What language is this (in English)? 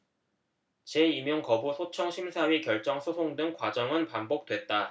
Korean